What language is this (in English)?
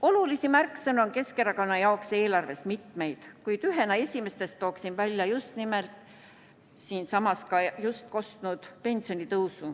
Estonian